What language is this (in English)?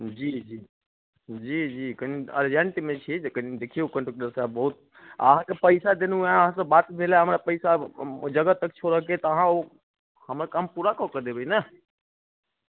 Maithili